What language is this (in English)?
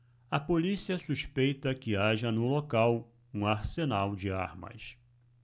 Portuguese